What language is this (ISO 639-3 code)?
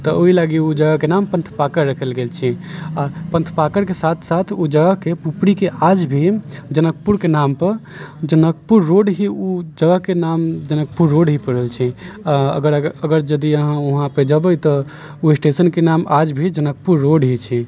mai